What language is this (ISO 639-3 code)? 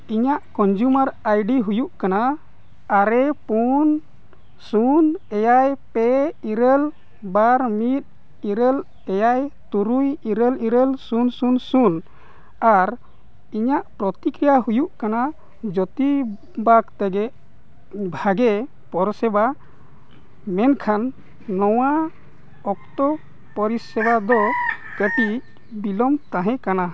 sat